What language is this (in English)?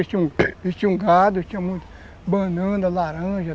Portuguese